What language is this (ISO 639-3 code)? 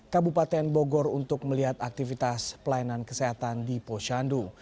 ind